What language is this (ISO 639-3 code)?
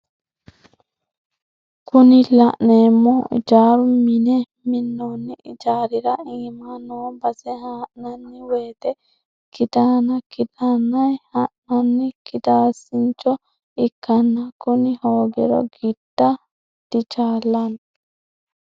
sid